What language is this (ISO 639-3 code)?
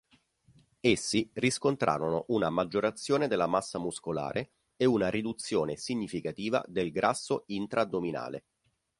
ita